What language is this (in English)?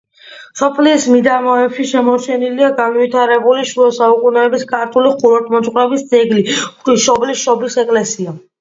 Georgian